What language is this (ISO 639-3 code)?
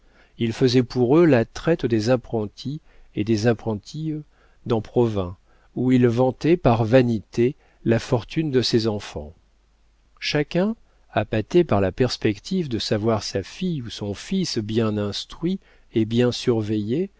fra